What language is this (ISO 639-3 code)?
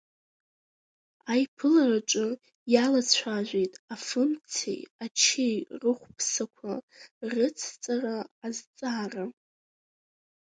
abk